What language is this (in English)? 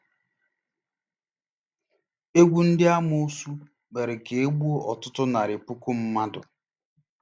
Igbo